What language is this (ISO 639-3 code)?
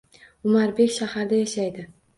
uzb